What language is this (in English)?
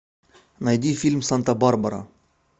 Russian